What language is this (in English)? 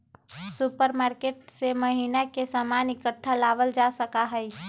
Magahi